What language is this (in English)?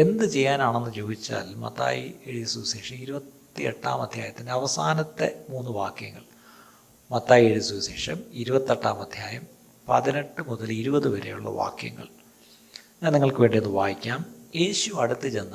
Malayalam